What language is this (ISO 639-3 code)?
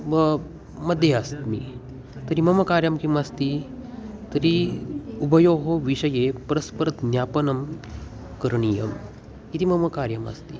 san